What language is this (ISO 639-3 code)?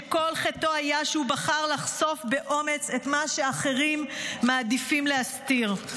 heb